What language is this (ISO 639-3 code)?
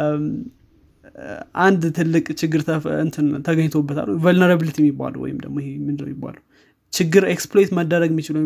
amh